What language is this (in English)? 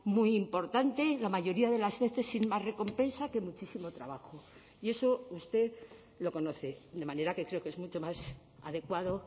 Spanish